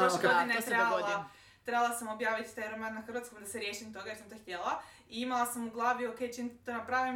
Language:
Croatian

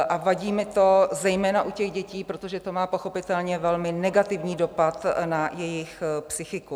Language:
Czech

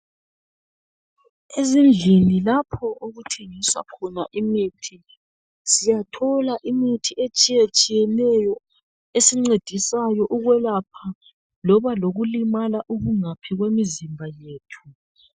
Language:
North Ndebele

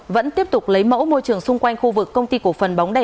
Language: Vietnamese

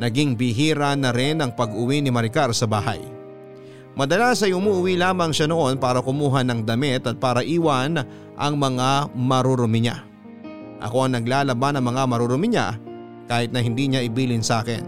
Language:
Filipino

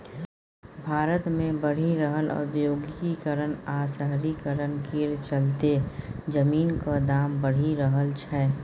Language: Maithili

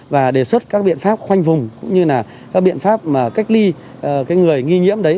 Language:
Vietnamese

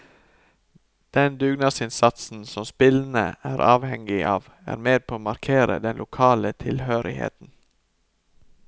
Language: Norwegian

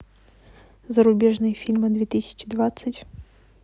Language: Russian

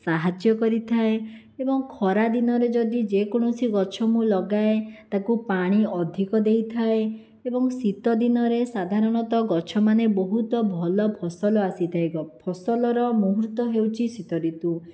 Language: Odia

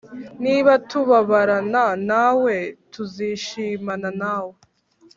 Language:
Kinyarwanda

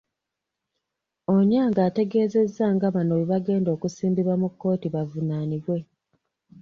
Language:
Ganda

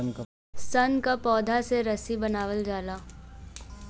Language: Bhojpuri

